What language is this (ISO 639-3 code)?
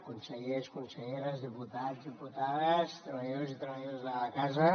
cat